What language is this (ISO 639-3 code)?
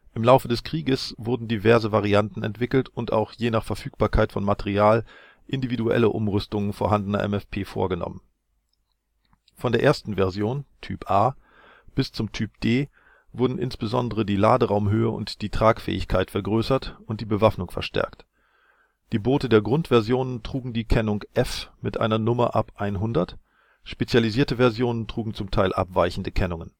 deu